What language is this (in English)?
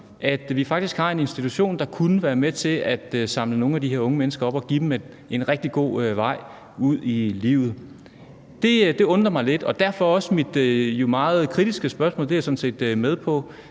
Danish